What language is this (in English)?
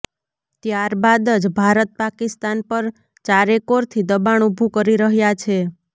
Gujarati